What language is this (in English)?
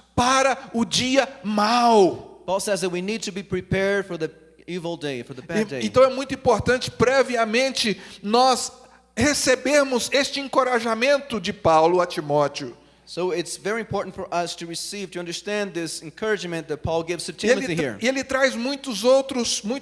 Portuguese